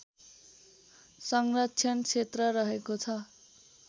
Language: Nepali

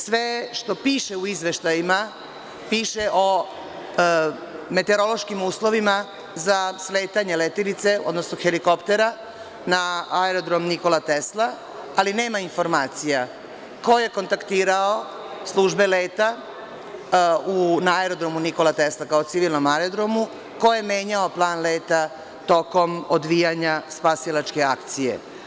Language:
Serbian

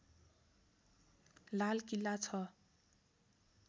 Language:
Nepali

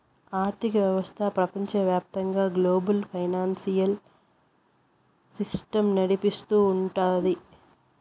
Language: Telugu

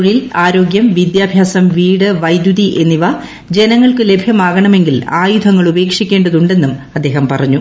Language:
Malayalam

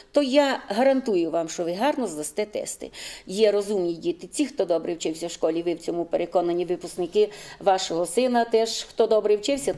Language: Ukrainian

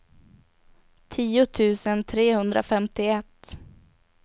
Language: Swedish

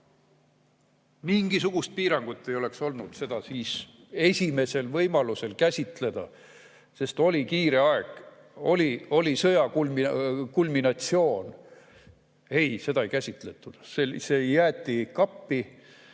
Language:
Estonian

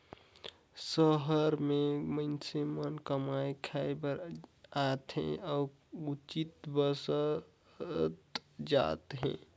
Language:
Chhattisgarhi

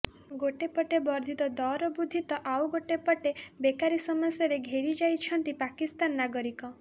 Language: Odia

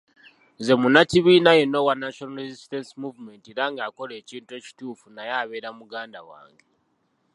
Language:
Ganda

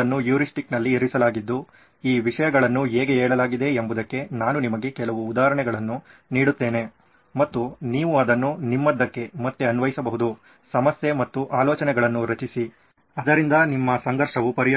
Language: Kannada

